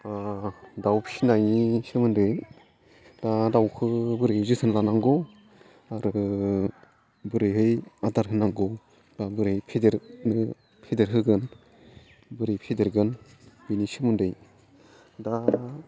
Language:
Bodo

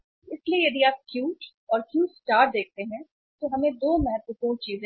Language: Hindi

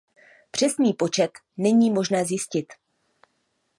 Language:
Czech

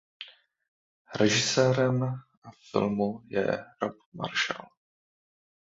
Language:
Czech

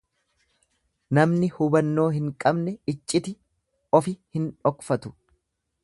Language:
Oromo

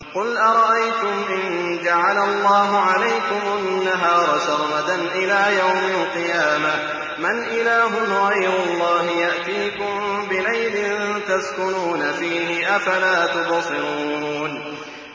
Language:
Arabic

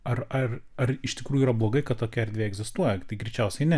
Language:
Lithuanian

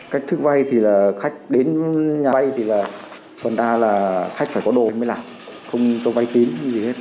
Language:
Vietnamese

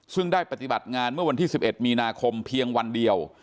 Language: Thai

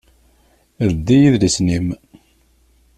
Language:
Kabyle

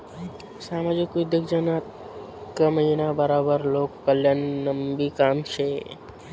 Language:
Marathi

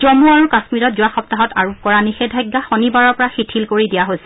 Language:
Assamese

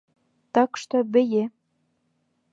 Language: Bashkir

